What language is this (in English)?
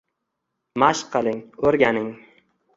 Uzbek